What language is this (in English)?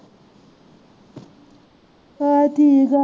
Punjabi